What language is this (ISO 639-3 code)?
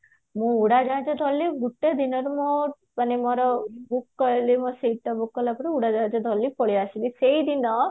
ori